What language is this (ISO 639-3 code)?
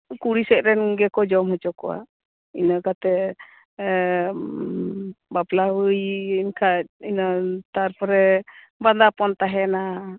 sat